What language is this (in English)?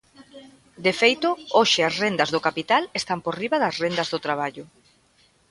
Galician